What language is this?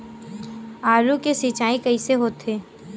Chhattisgarhi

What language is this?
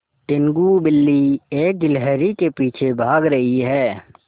Hindi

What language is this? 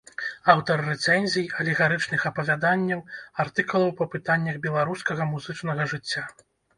Belarusian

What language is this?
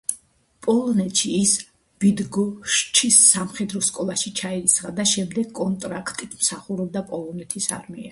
Georgian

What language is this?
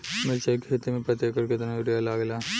Bhojpuri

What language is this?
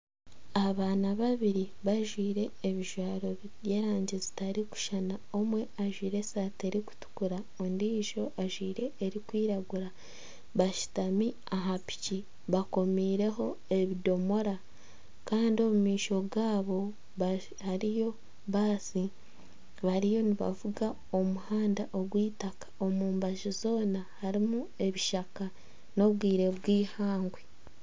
Nyankole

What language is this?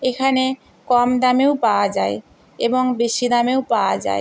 Bangla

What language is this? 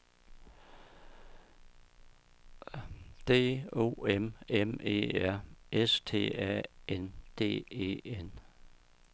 Danish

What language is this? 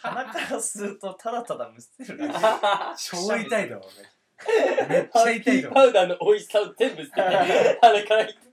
Japanese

